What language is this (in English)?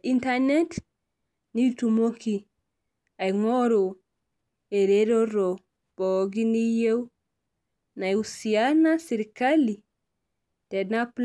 Masai